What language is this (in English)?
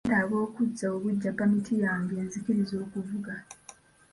Ganda